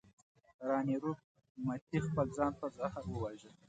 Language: Pashto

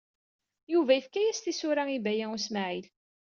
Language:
Kabyle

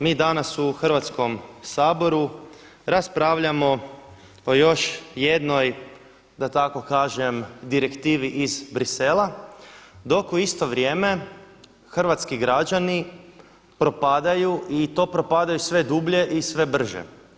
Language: Croatian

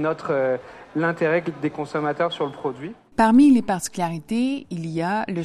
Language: French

